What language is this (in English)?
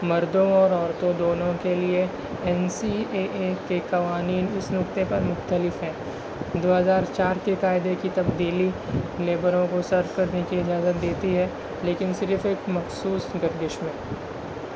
Urdu